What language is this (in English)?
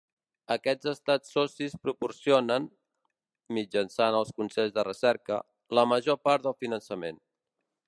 Catalan